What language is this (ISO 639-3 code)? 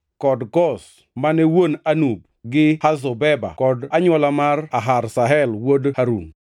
luo